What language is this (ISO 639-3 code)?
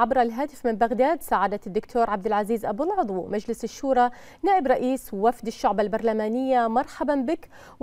ara